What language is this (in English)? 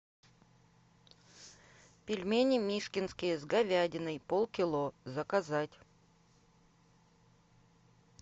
Russian